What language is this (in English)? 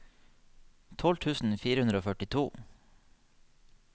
Norwegian